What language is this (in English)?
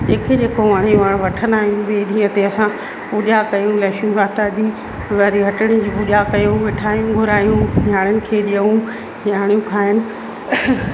Sindhi